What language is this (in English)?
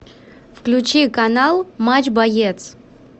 Russian